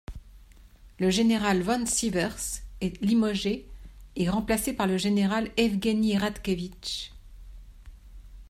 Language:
French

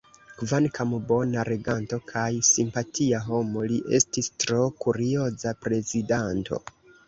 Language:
Esperanto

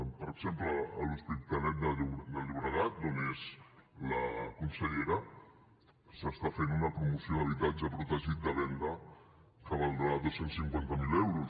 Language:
Catalan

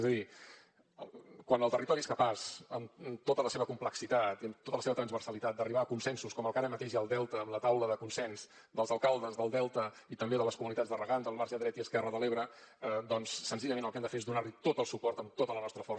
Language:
Catalan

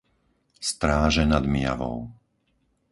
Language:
Slovak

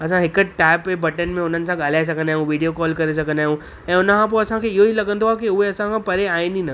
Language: Sindhi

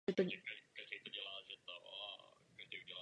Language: Czech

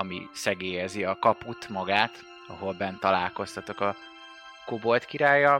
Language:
Hungarian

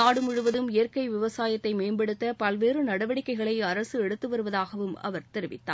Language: Tamil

